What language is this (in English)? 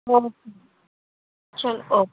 Punjabi